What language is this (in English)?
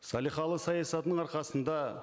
Kazakh